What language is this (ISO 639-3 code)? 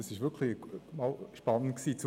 gsw